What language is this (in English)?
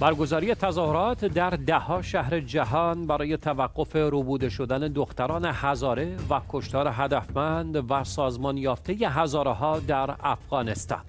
Persian